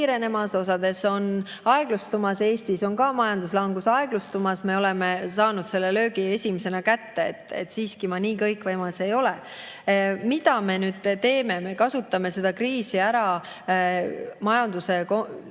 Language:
Estonian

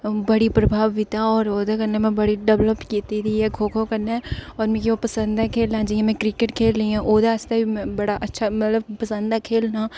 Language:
Dogri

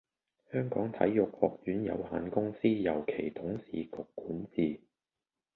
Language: Cantonese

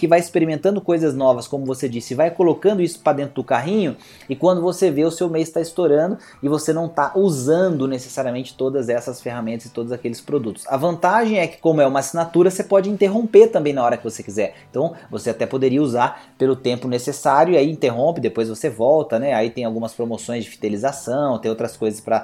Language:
Portuguese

